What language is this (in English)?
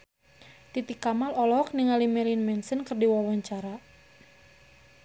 Sundanese